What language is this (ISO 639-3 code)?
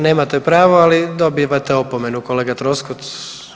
hrv